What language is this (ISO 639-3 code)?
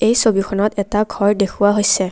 asm